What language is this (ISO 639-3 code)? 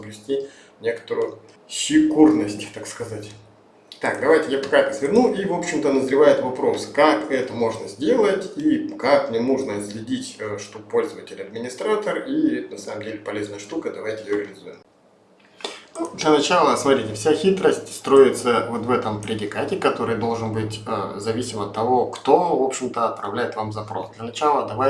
rus